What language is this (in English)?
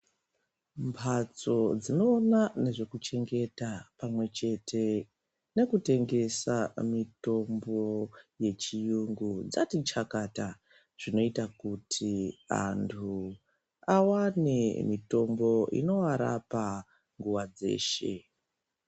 Ndau